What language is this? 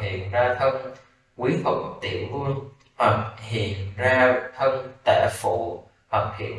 Vietnamese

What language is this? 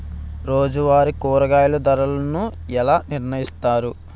Telugu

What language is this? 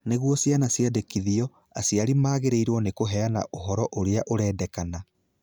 Kikuyu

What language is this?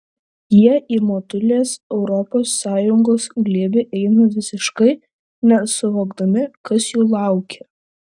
Lithuanian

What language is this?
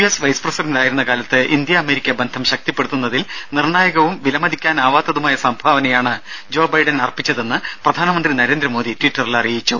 Malayalam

